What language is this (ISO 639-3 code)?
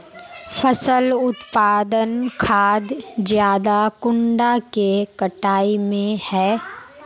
mag